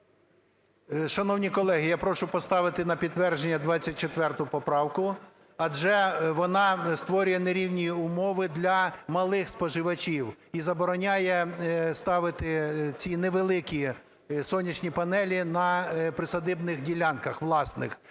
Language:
Ukrainian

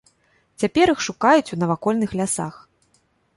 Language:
Belarusian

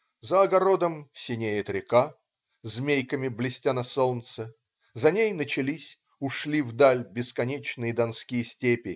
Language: Russian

